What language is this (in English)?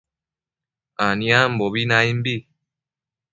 Matsés